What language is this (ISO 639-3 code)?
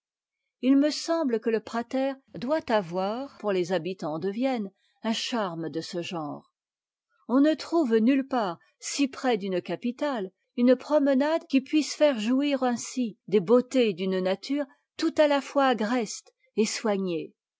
fra